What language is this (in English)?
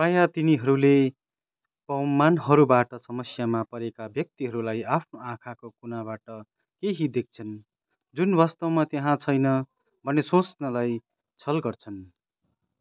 Nepali